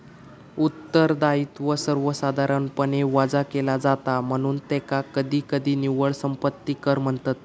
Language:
Marathi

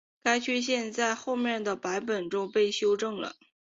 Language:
Chinese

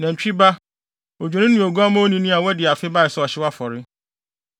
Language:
Akan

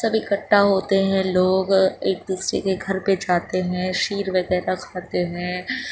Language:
Urdu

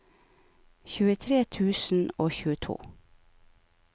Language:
Norwegian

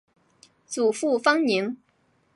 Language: Chinese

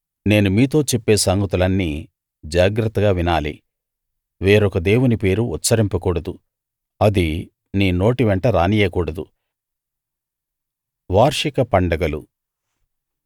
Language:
Telugu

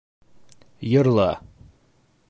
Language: Bashkir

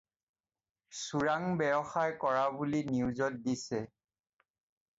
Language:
Assamese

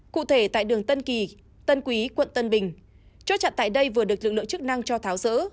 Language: Vietnamese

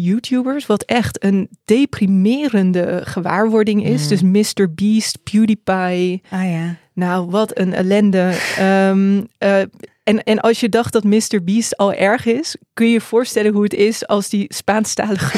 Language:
Dutch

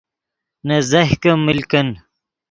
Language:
Yidgha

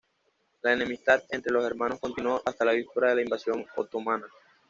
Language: Spanish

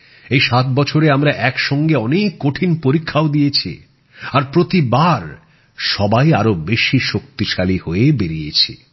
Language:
Bangla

